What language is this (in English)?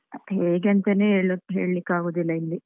Kannada